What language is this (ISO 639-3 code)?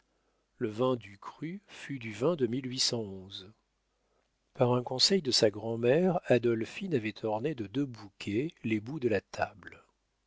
fra